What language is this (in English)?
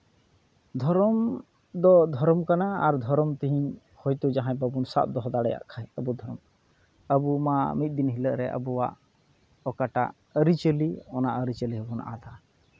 Santali